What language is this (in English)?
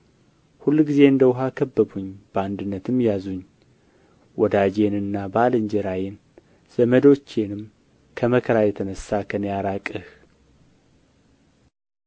Amharic